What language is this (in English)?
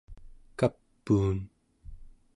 Central Yupik